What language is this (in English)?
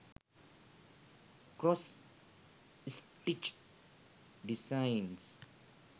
Sinhala